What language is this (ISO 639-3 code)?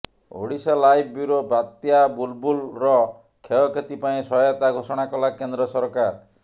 ori